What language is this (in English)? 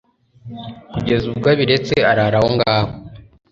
Kinyarwanda